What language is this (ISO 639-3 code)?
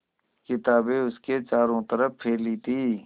hin